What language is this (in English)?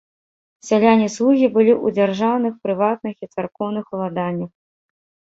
Belarusian